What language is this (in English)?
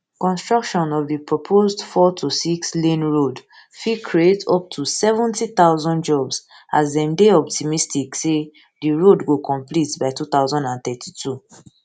Nigerian Pidgin